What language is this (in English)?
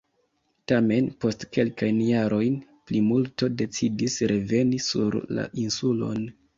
Esperanto